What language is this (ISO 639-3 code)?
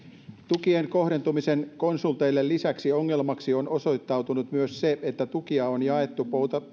fin